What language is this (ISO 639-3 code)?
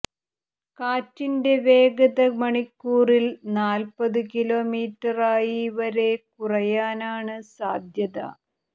mal